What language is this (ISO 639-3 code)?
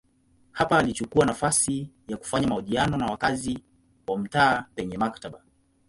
swa